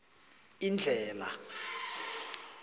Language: South Ndebele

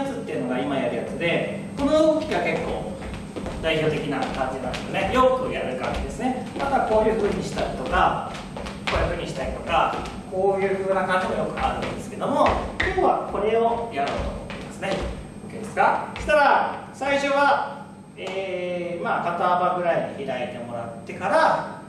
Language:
Japanese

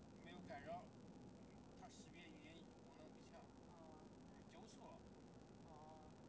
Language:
Chinese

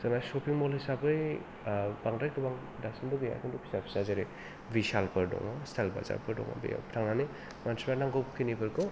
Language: Bodo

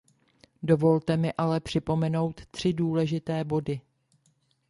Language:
Czech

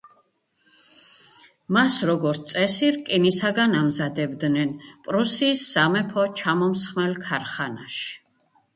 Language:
Georgian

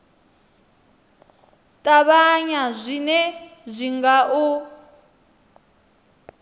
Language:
Venda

